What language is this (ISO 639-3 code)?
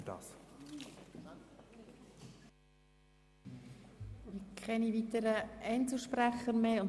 gsw